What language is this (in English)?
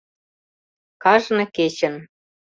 Mari